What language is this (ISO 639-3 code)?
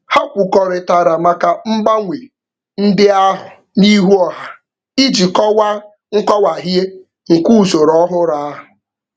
ibo